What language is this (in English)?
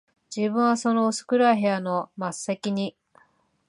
Japanese